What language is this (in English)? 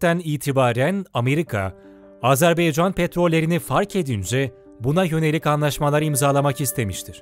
Turkish